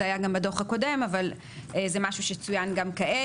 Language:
Hebrew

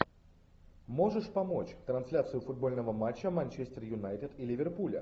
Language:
Russian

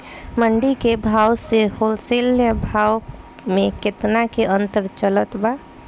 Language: Bhojpuri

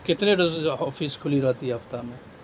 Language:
Urdu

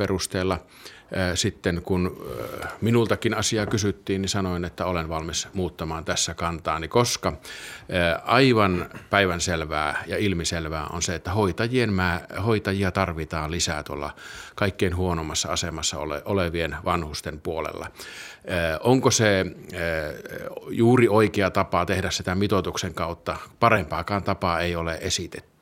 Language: Finnish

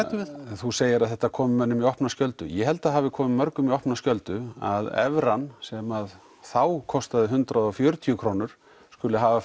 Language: Icelandic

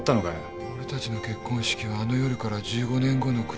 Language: Japanese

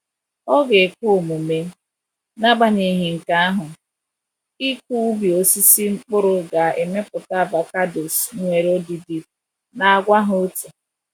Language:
Igbo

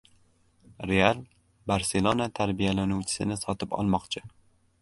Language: Uzbek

